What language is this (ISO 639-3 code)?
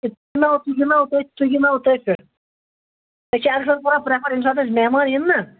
kas